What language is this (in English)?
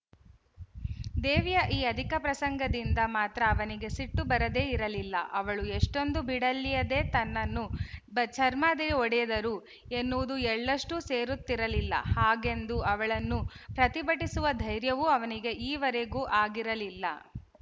Kannada